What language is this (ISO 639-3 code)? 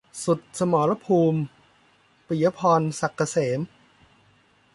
tha